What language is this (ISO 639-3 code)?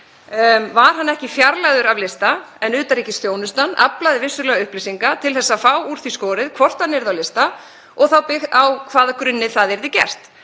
isl